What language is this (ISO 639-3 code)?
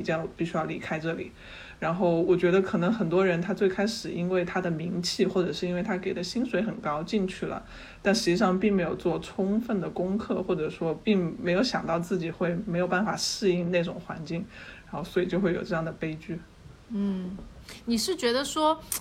zho